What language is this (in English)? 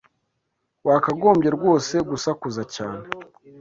Kinyarwanda